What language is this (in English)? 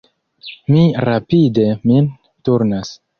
Esperanto